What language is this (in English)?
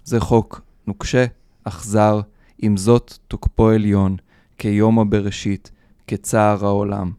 Hebrew